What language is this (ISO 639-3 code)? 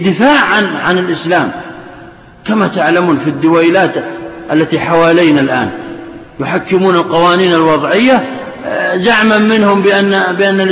ara